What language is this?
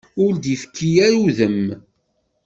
Kabyle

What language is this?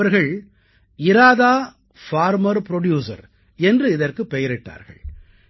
Tamil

